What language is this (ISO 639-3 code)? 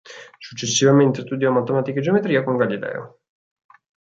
ita